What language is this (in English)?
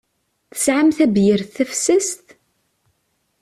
Kabyle